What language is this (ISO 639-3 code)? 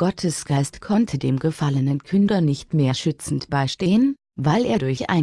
deu